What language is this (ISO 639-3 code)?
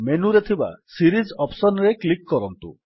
ori